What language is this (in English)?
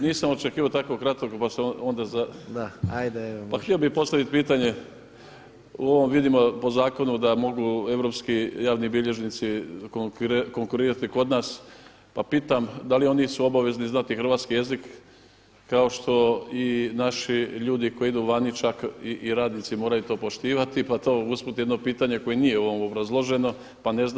Croatian